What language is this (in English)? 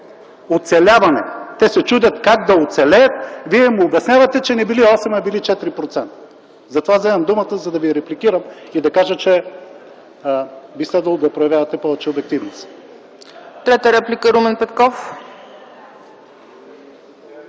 Bulgarian